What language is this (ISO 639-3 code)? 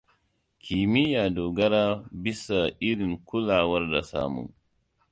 hau